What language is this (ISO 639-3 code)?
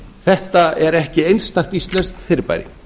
isl